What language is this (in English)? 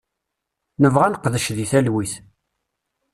Kabyle